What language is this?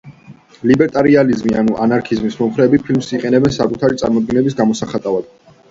Georgian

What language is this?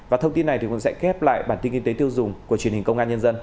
Vietnamese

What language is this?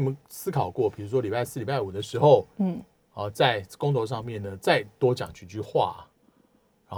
Chinese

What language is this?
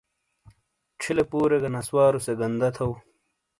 Shina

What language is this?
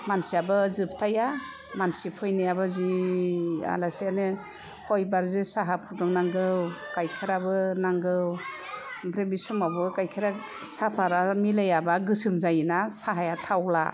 Bodo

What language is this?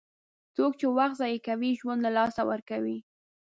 Pashto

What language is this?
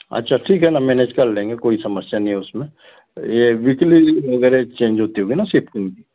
Hindi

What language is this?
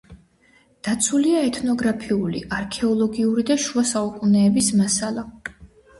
Georgian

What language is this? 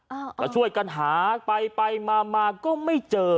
Thai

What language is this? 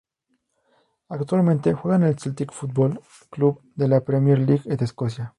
Spanish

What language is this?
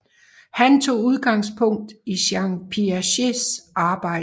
Danish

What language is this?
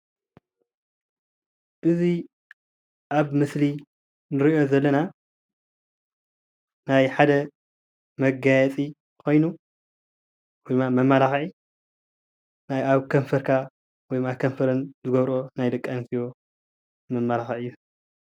Tigrinya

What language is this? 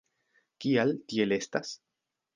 Esperanto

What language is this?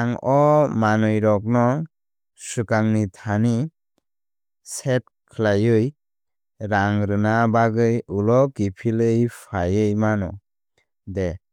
Kok Borok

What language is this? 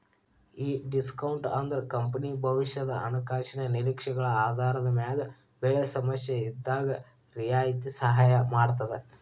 Kannada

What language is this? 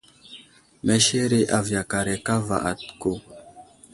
Wuzlam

